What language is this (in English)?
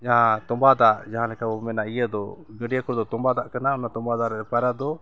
Santali